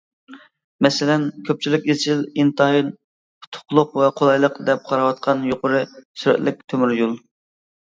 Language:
Uyghur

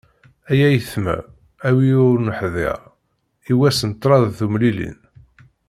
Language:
Kabyle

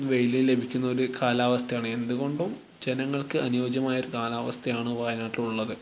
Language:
Malayalam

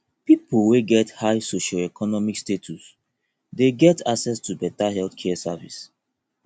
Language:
Nigerian Pidgin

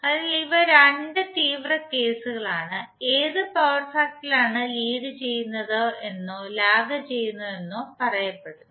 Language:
Malayalam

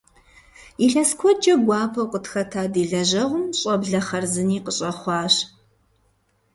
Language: Kabardian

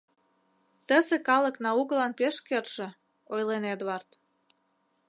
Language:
Mari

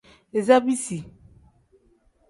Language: Tem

